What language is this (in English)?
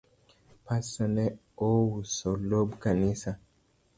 Luo (Kenya and Tanzania)